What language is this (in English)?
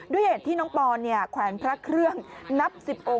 Thai